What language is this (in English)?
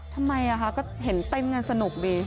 Thai